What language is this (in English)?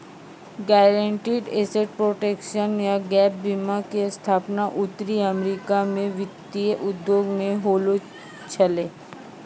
Maithili